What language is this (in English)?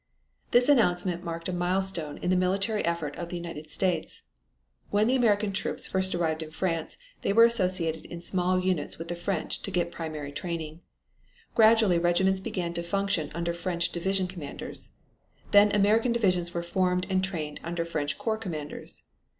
English